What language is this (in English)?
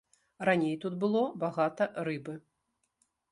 Belarusian